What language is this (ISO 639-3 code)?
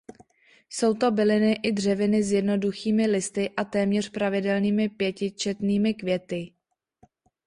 ces